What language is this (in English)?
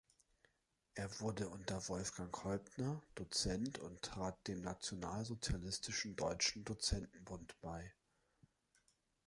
German